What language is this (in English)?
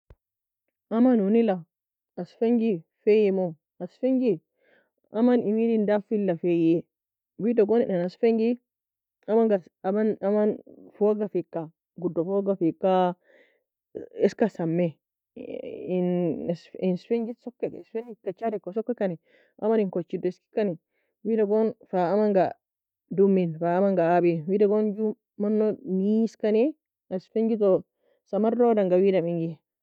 Nobiin